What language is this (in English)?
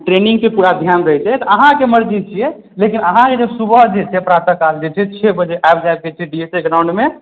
Maithili